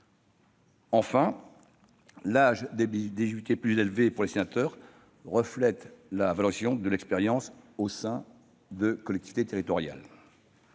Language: French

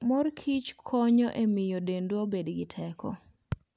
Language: Luo (Kenya and Tanzania)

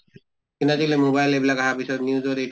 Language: Assamese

